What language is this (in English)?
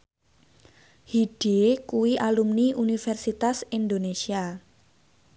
Javanese